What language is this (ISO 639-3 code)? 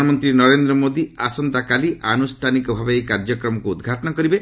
ori